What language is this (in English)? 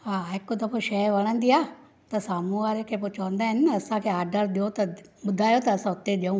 Sindhi